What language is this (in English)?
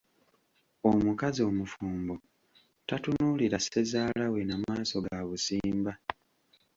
Ganda